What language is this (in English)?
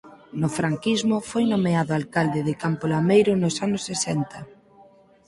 Galician